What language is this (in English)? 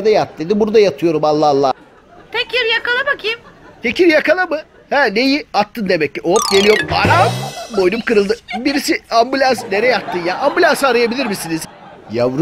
Turkish